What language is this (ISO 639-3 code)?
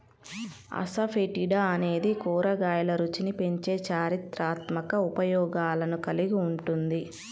tel